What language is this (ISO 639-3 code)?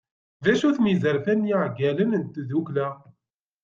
kab